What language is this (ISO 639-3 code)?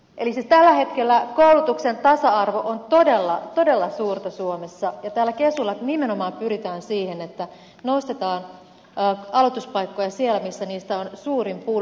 fin